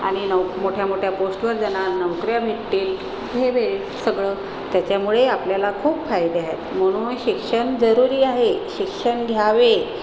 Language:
Marathi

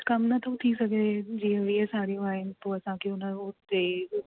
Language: Sindhi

